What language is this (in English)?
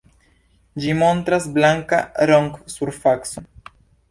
Esperanto